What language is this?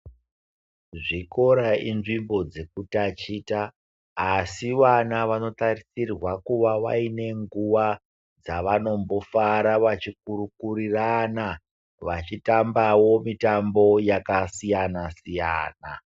Ndau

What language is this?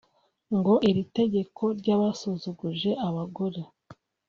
Kinyarwanda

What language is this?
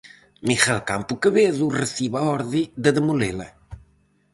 Galician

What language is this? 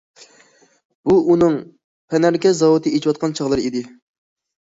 Uyghur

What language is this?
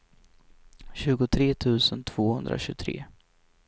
Swedish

